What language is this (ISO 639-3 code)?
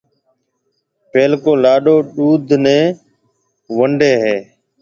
mve